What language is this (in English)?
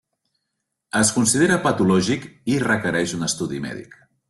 Catalan